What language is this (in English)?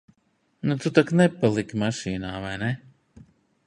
Latvian